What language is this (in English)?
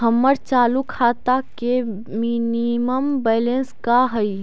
Magahi